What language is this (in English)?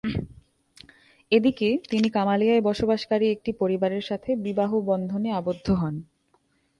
Bangla